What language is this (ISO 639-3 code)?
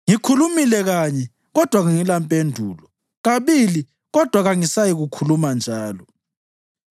nde